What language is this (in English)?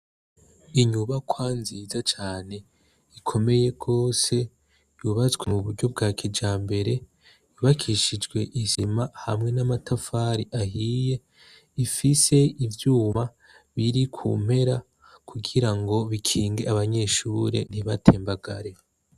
Rundi